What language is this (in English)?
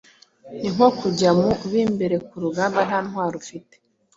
Kinyarwanda